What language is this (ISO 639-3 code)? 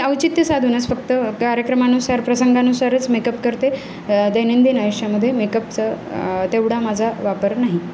mar